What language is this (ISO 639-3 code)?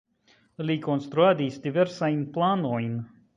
epo